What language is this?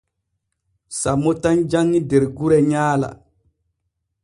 Borgu Fulfulde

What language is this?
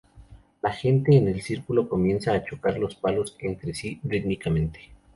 Spanish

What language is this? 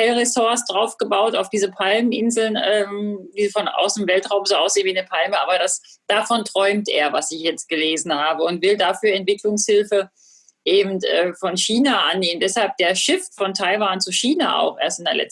German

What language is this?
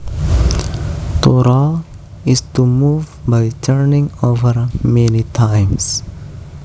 Javanese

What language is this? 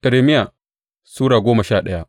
Hausa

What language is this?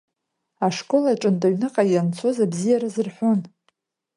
Abkhazian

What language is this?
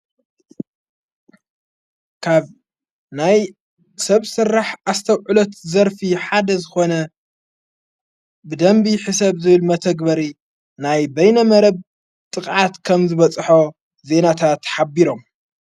Tigrinya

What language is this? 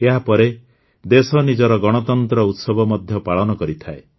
Odia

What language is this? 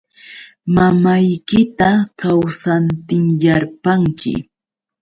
Yauyos Quechua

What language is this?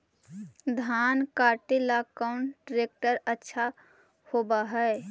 Magahi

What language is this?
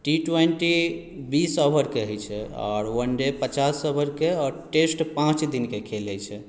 Maithili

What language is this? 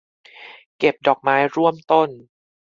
Thai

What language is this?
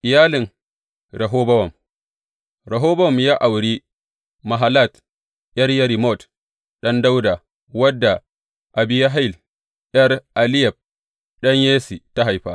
Hausa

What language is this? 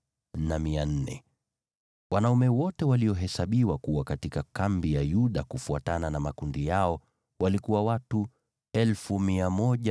Swahili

